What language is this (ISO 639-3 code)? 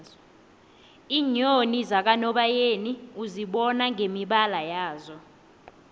nbl